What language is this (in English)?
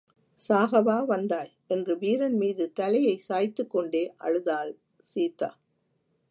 Tamil